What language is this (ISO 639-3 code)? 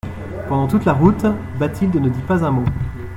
fra